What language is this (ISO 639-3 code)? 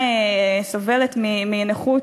heb